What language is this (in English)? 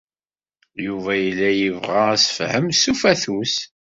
Kabyle